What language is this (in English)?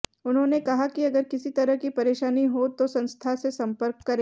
Hindi